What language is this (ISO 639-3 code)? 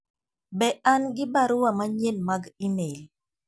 luo